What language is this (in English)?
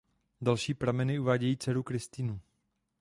Czech